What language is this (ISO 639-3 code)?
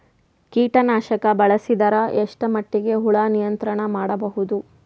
kan